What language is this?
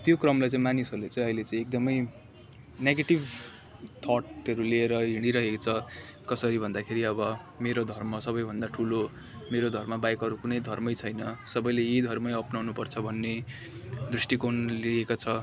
Nepali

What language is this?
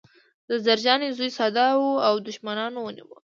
Pashto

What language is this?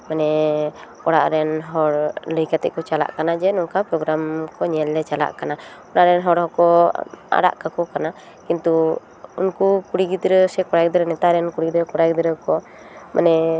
Santali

